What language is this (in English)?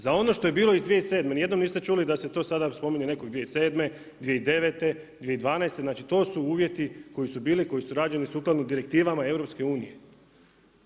Croatian